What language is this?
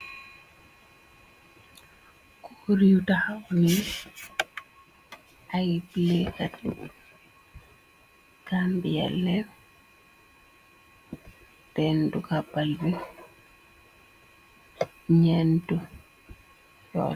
Wolof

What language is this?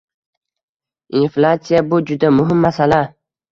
Uzbek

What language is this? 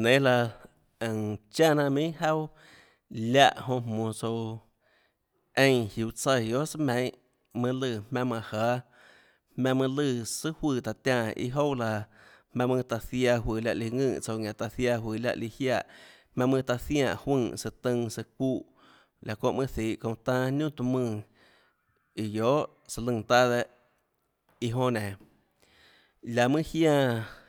Tlacoatzintepec Chinantec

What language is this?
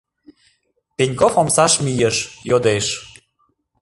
Mari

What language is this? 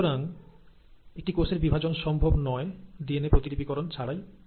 Bangla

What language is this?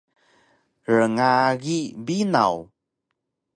Taroko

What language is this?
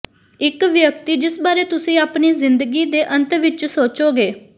Punjabi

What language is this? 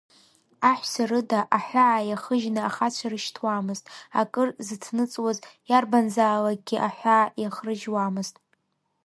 Abkhazian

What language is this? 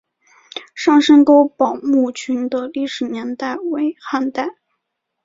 Chinese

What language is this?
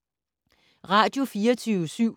Danish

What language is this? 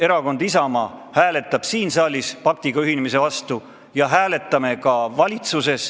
Estonian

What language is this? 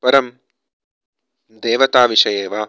Sanskrit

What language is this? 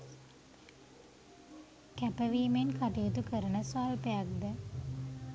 Sinhala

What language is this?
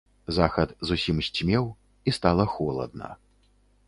Belarusian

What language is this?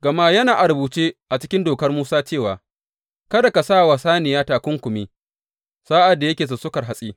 Hausa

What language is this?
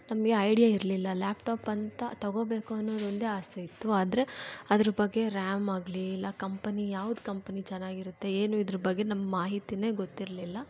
Kannada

